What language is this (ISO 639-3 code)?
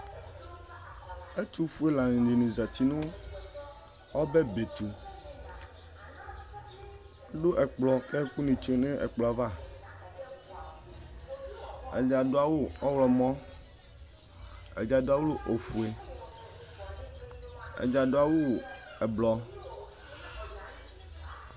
kpo